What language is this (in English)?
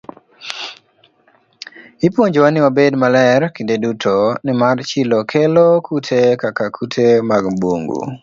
Luo (Kenya and Tanzania)